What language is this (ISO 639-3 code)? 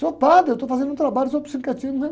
por